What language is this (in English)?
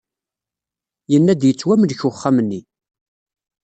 Kabyle